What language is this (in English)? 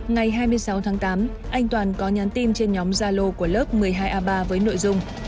Vietnamese